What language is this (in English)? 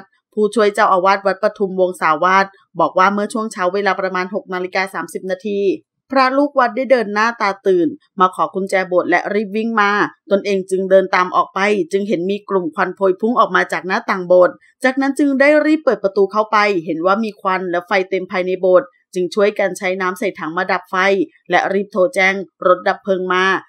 Thai